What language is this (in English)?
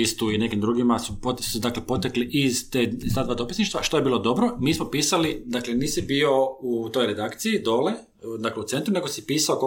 Croatian